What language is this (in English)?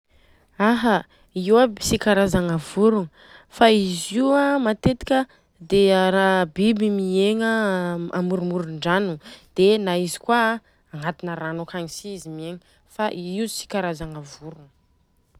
Southern Betsimisaraka Malagasy